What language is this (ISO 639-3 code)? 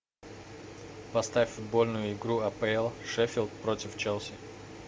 rus